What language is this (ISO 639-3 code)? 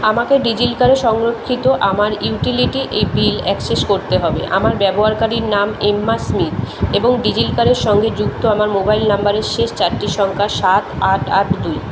ben